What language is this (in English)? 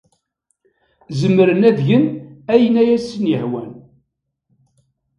Kabyle